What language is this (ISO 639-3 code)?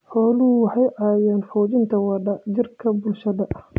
som